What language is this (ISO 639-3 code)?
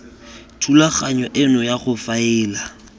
tsn